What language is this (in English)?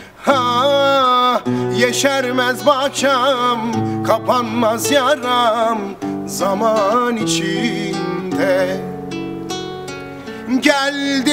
Turkish